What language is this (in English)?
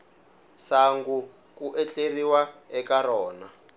Tsonga